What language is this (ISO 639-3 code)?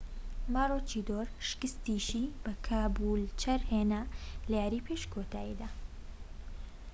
ckb